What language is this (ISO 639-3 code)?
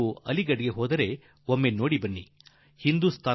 kan